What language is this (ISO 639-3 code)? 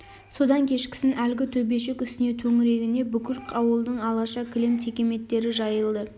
kaz